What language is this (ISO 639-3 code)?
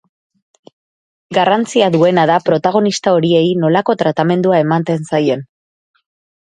eus